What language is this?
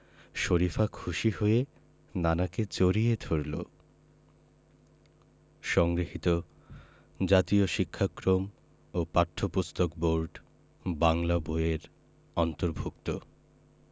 Bangla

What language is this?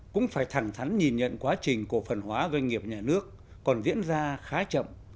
Vietnamese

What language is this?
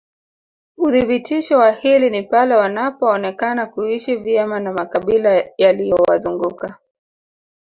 Swahili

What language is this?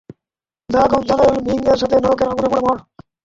Bangla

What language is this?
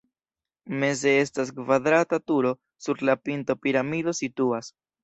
Esperanto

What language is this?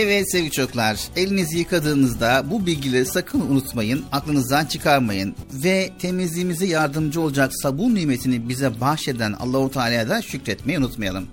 Turkish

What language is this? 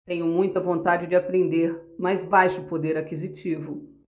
Portuguese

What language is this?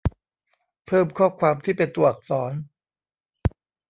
Thai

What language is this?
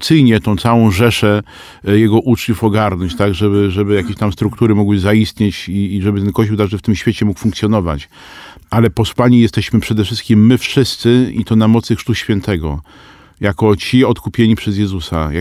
Polish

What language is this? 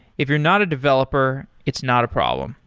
English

